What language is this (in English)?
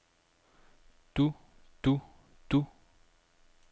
Danish